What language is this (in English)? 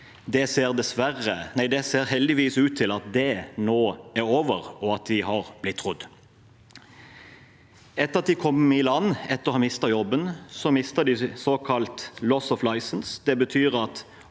Norwegian